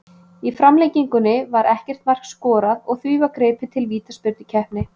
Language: Icelandic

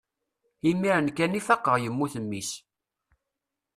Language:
Kabyle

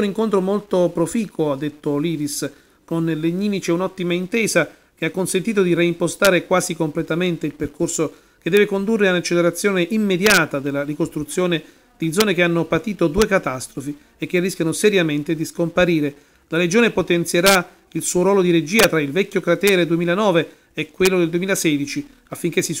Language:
Italian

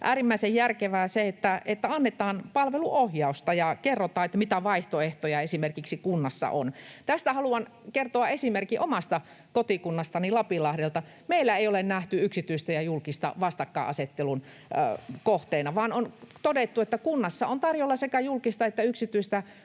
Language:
Finnish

